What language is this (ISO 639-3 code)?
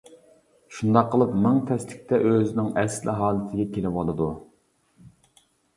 uig